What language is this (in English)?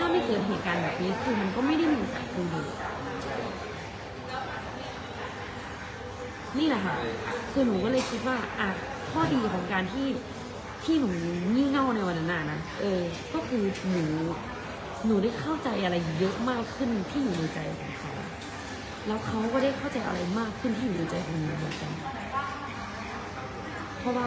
Thai